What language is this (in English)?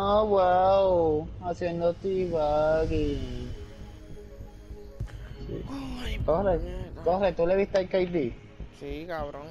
Spanish